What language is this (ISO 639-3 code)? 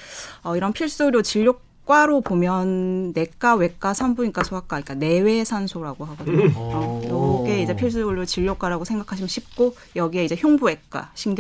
kor